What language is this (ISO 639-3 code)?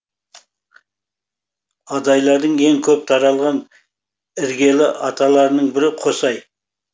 kaz